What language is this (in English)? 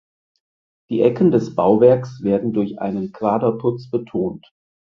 German